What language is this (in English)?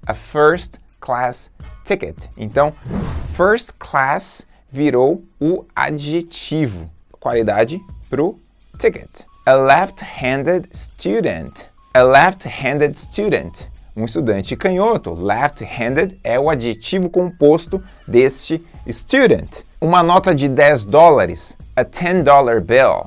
Portuguese